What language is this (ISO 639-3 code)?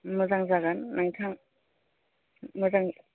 brx